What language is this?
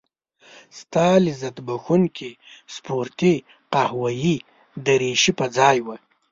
Pashto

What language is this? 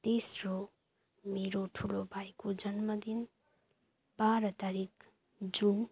Nepali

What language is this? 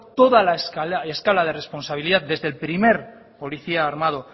Spanish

